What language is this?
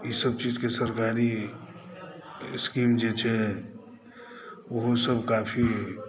Maithili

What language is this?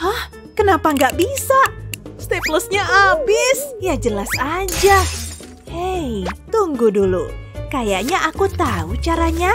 Indonesian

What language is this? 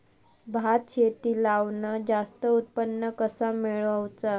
Marathi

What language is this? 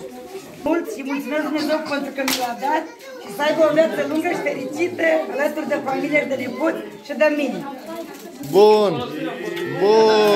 Romanian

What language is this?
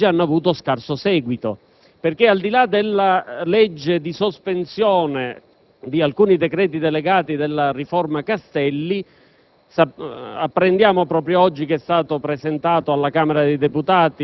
Italian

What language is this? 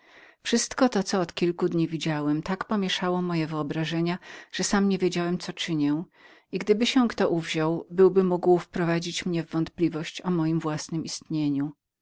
Polish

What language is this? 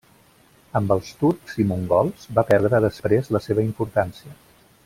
Catalan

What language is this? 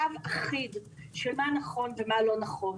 Hebrew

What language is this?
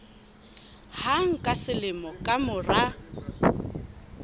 Southern Sotho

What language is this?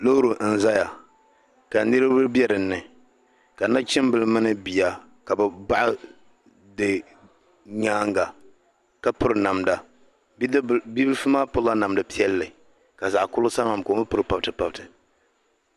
Dagbani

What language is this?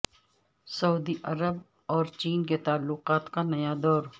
Urdu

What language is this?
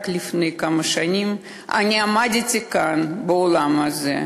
Hebrew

